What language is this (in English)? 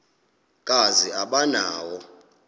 Xhosa